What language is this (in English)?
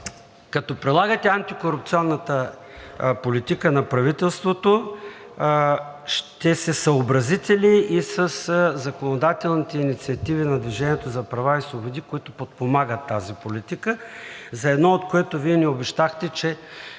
Bulgarian